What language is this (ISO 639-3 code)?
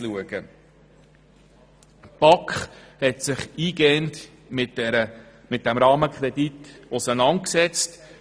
gsw